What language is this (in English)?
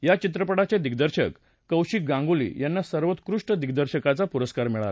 Marathi